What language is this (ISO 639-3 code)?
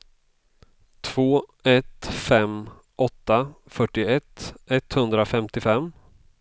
swe